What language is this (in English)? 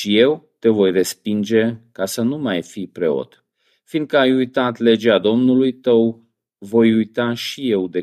Romanian